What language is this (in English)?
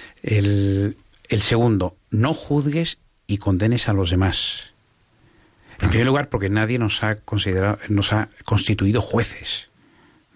Spanish